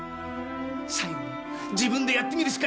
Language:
Japanese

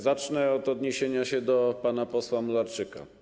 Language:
Polish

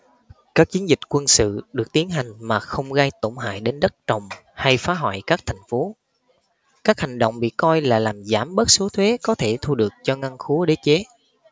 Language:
Vietnamese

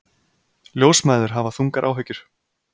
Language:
Icelandic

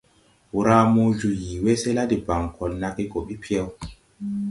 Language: Tupuri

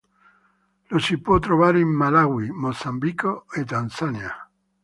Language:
Italian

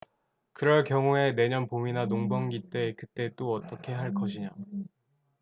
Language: Korean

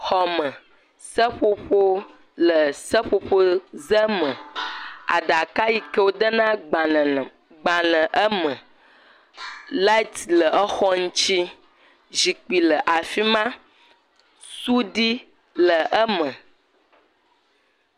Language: Ewe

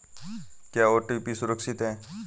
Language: Hindi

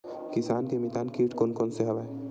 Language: Chhattisgarhi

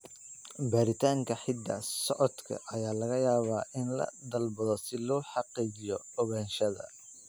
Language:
Somali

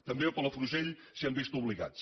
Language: Catalan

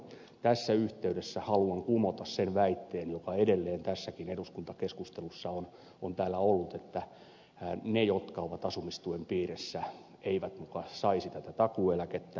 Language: Finnish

